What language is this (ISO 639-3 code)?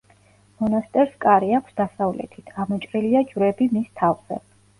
kat